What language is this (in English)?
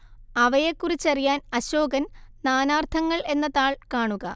Malayalam